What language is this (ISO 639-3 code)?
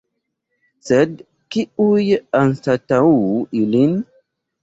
epo